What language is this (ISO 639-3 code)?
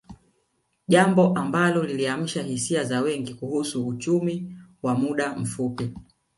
swa